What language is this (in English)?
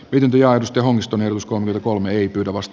Finnish